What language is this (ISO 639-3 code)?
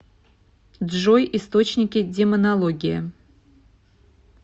rus